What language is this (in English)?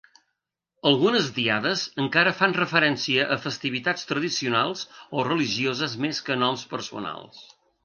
Catalan